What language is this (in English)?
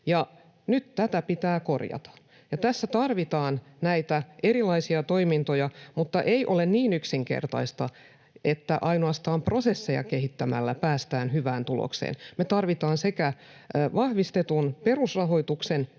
Finnish